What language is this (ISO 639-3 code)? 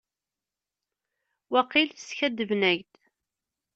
kab